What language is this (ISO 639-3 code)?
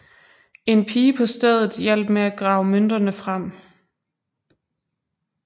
dan